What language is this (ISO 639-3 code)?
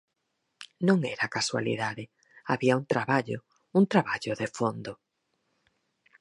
glg